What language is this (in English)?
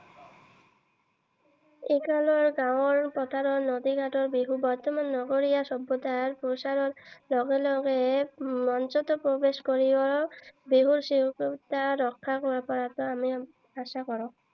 Assamese